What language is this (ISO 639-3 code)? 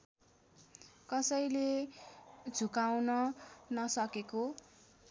nep